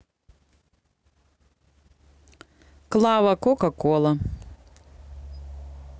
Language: Russian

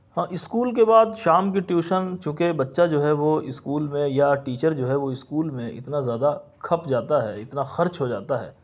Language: Urdu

